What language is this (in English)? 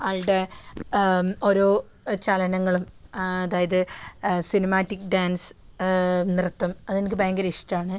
Malayalam